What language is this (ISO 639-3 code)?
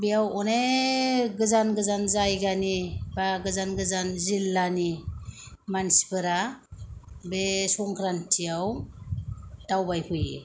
brx